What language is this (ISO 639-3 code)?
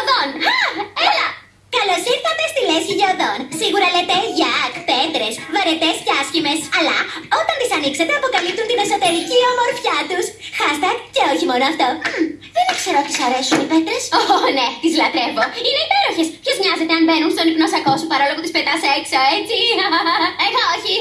ell